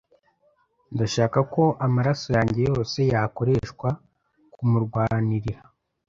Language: Kinyarwanda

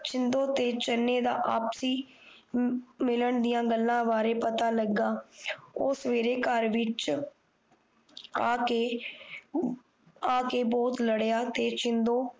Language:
Punjabi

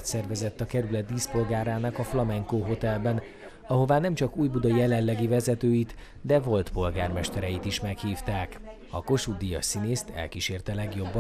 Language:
Hungarian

